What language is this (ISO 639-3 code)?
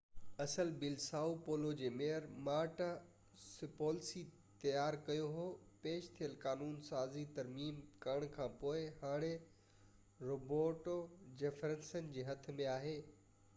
snd